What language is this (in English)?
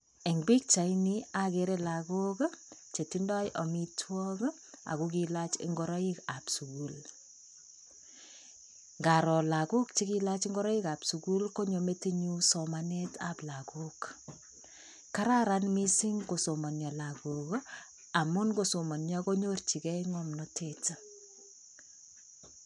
Kalenjin